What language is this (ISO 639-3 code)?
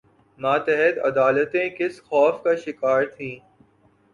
urd